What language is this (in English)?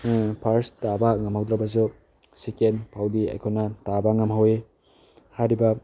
Manipuri